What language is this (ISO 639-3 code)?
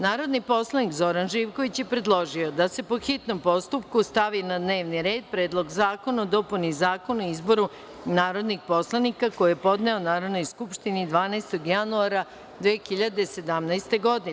srp